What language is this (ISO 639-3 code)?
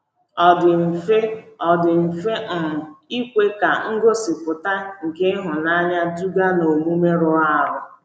ibo